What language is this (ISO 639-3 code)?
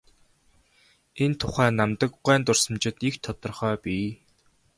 mon